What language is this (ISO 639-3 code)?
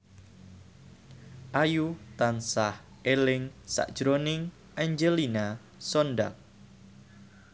jav